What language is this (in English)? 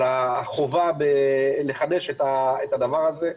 Hebrew